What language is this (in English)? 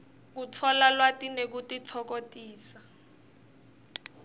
Swati